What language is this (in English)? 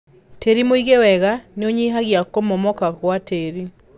Kikuyu